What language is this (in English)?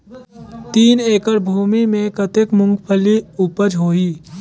Chhattisgarhi